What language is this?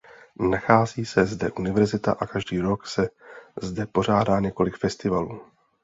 Czech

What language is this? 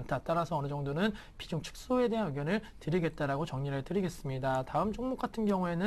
Korean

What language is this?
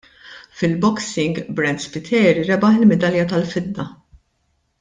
Maltese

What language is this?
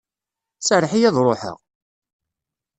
Kabyle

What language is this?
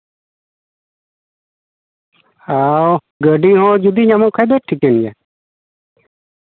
Santali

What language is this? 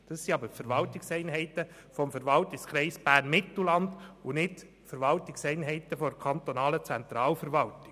Swiss German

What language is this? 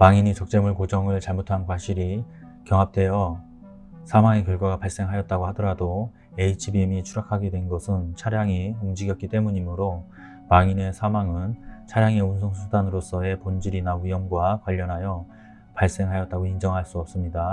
Korean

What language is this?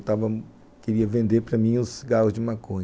Portuguese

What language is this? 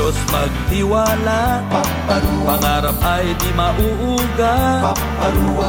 Filipino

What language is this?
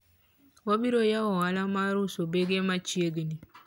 Luo (Kenya and Tanzania)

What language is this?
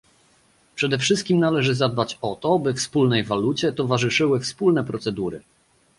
Polish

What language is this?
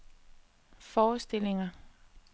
Danish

